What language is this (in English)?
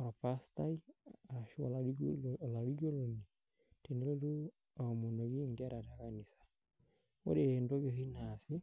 Masai